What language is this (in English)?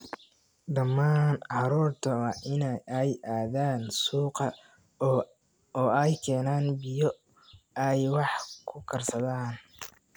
Somali